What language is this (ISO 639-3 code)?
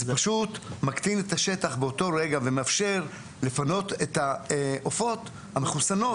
heb